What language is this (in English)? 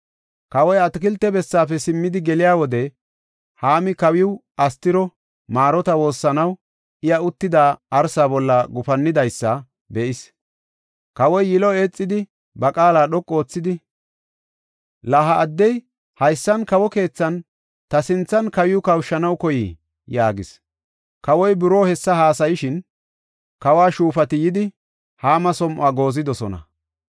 Gofa